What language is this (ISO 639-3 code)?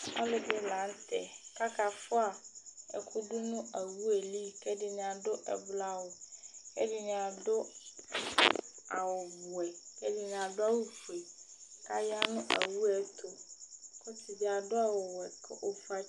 kpo